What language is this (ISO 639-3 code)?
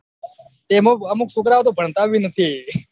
guj